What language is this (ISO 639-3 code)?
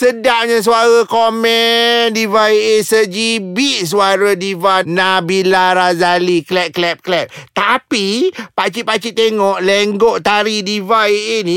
msa